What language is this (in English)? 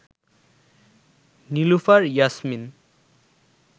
Bangla